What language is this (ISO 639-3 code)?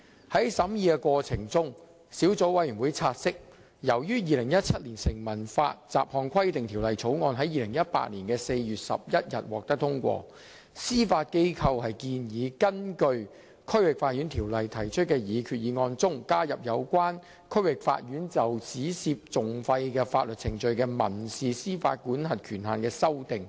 yue